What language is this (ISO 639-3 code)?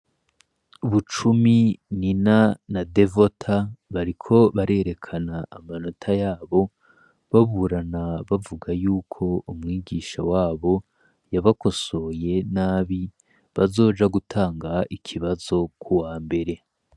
run